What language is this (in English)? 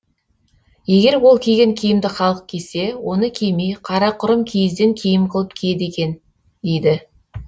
Kazakh